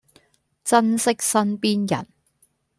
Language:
Cantonese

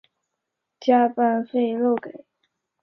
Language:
Chinese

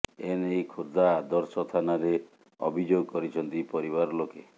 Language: Odia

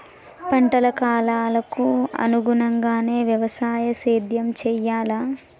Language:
Telugu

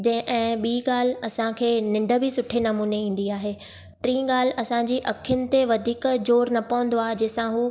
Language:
Sindhi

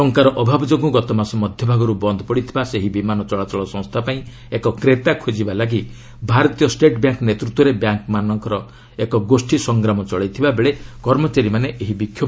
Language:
Odia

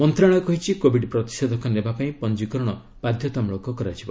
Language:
Odia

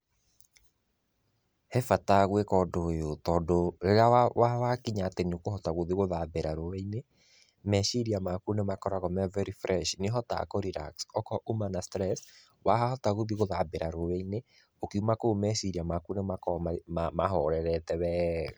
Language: Kikuyu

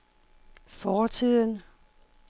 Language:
Danish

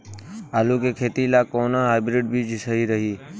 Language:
Bhojpuri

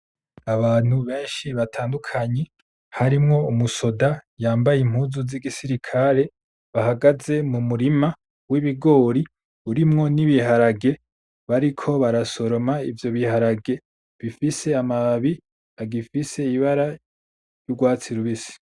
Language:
Rundi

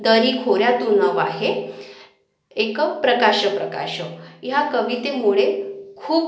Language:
Marathi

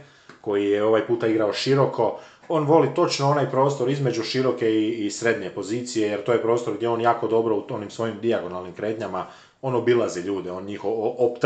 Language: Croatian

